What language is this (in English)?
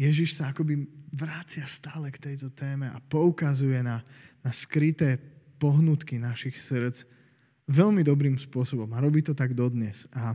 Slovak